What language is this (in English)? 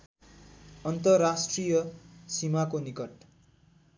Nepali